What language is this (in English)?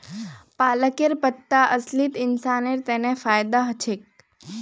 Magahi